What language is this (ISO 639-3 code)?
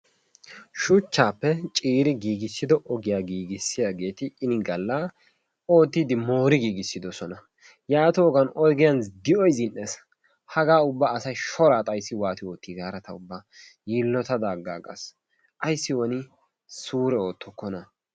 wal